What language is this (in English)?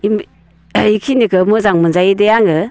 Bodo